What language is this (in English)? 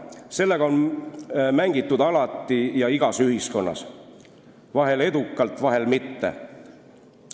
Estonian